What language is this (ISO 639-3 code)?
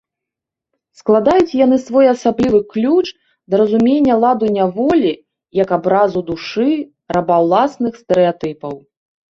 bel